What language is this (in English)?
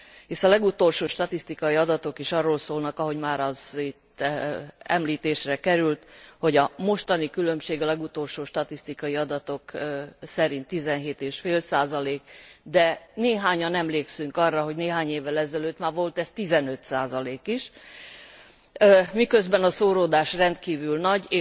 Hungarian